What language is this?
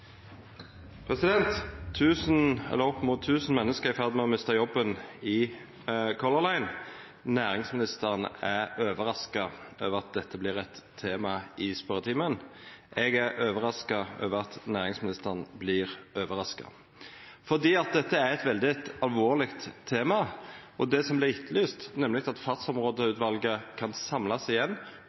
Norwegian Nynorsk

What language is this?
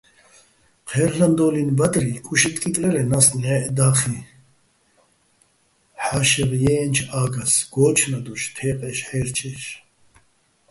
Bats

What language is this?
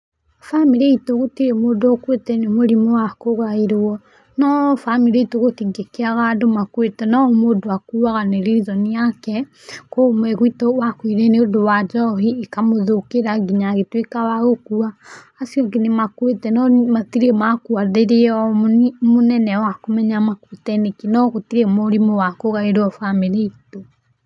Kikuyu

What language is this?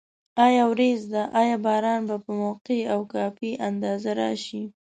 Pashto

